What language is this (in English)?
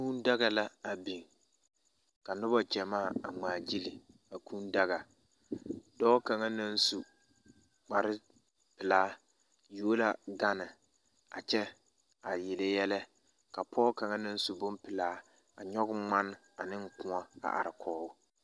Southern Dagaare